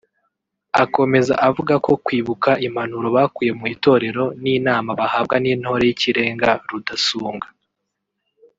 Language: Kinyarwanda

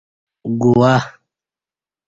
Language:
Kati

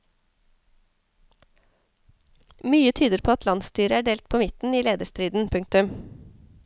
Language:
Norwegian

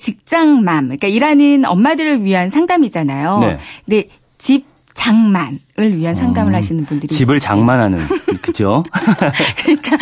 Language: Korean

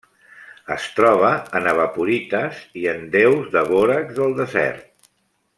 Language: Catalan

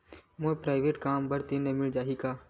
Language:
Chhattisgarhi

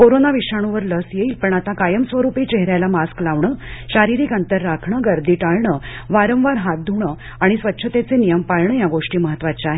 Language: Marathi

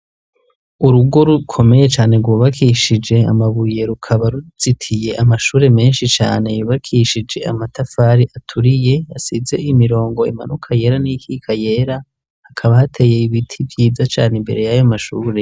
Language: Rundi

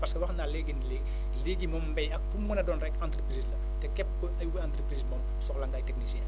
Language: Wolof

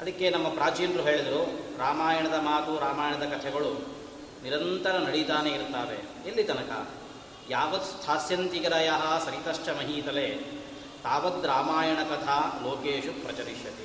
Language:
Kannada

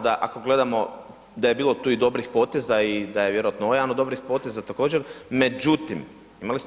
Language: Croatian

